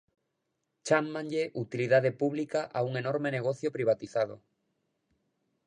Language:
Galician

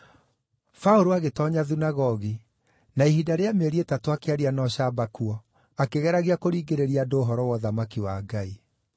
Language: Kikuyu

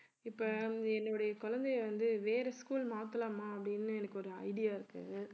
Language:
Tamil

